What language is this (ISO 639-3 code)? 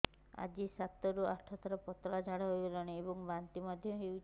ori